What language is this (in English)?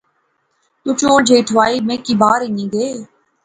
Pahari-Potwari